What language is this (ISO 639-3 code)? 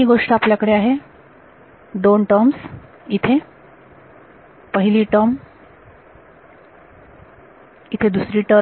mar